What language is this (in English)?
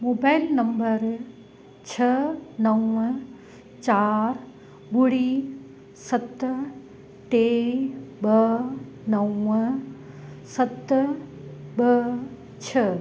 Sindhi